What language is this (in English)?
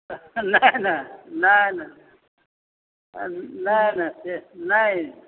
Maithili